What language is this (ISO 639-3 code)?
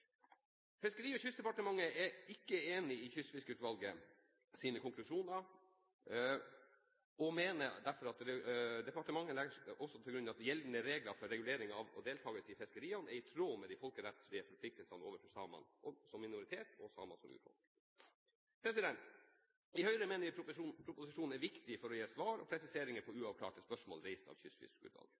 nob